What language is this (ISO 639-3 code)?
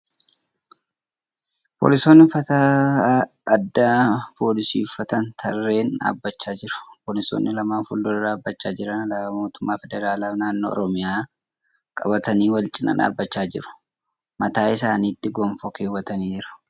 orm